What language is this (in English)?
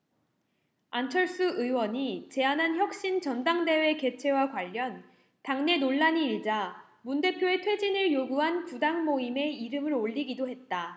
Korean